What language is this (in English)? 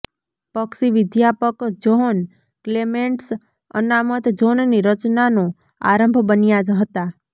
Gujarati